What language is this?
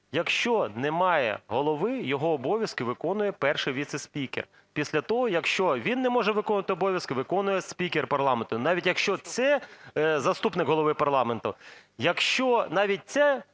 Ukrainian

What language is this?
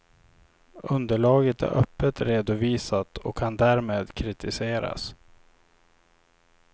Swedish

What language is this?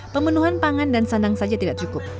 Indonesian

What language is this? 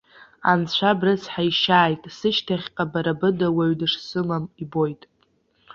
Abkhazian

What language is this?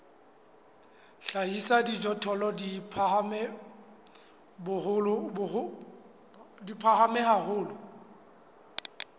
Southern Sotho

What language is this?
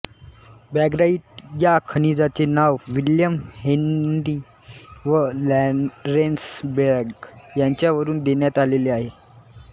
Marathi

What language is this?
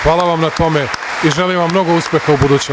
Serbian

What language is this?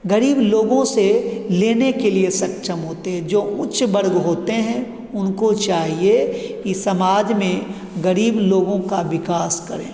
Hindi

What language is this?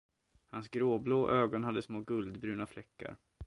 Swedish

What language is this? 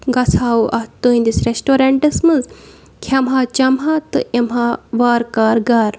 Kashmiri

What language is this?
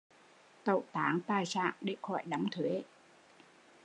Vietnamese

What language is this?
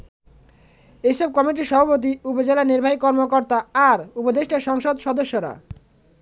Bangla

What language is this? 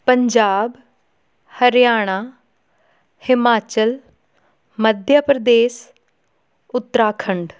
Punjabi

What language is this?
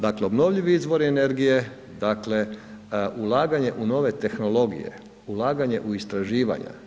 Croatian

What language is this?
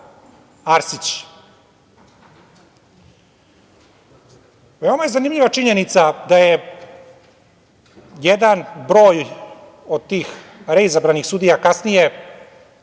Serbian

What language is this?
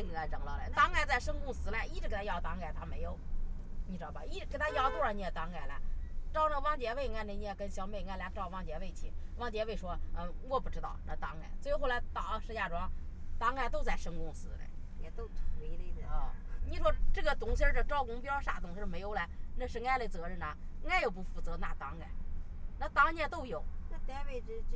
Chinese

